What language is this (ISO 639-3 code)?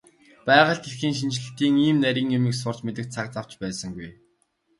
mon